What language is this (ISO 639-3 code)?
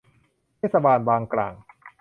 tha